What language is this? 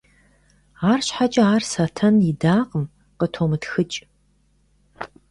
Kabardian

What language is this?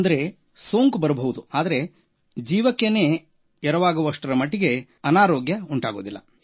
Kannada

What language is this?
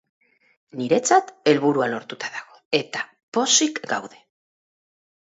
Basque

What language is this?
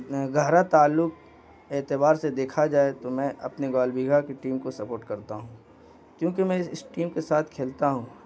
Urdu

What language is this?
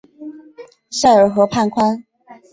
Chinese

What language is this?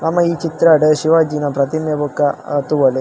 Tulu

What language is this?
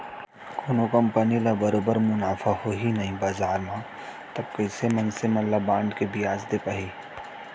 Chhattisgarhi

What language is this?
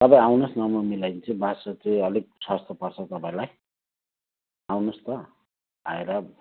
Nepali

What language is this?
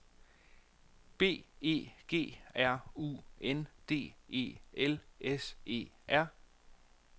Danish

